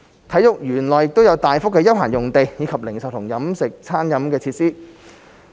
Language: Cantonese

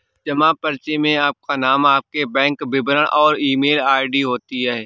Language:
Hindi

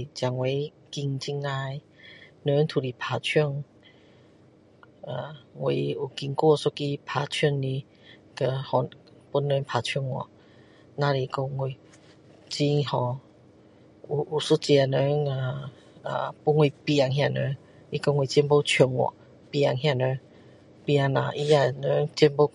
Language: Min Dong Chinese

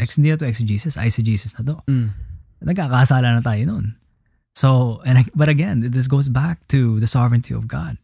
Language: Filipino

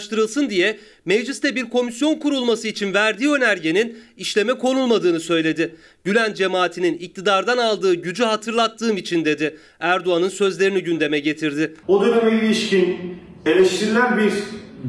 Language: Turkish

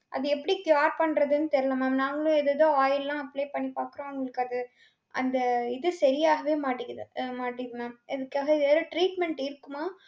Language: Tamil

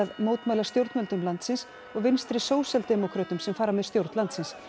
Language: Icelandic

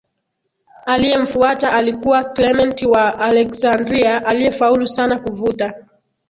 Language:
Swahili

